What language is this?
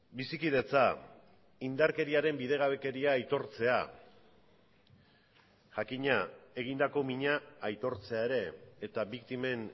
Basque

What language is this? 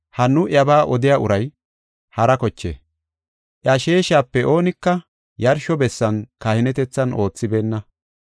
Gofa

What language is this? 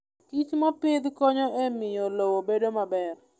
Luo (Kenya and Tanzania)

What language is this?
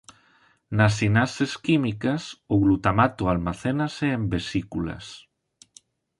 Galician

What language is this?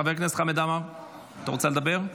Hebrew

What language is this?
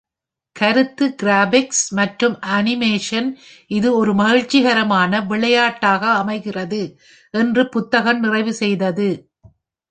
Tamil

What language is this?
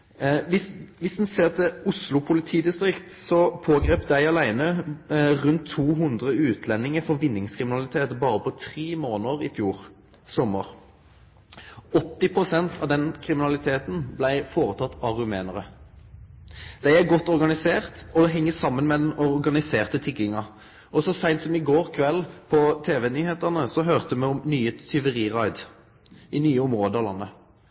Norwegian Nynorsk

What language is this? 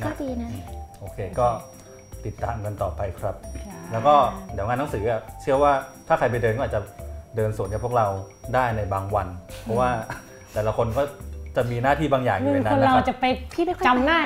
Thai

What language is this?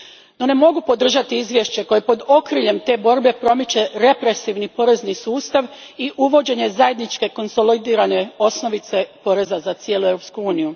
Croatian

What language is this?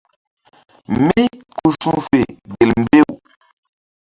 Mbum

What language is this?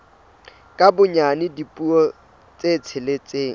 Southern Sotho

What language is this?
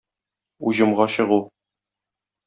Tatar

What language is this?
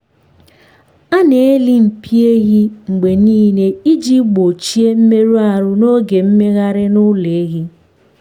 Igbo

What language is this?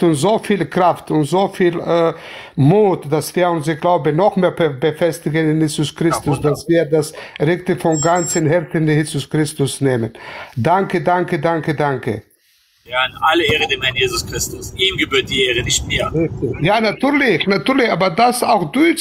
German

